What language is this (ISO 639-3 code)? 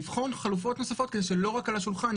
heb